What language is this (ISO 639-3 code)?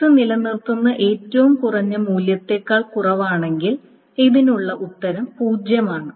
mal